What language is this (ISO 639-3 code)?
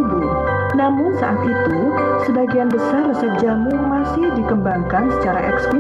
ind